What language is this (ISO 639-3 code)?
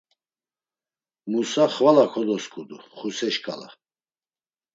lzz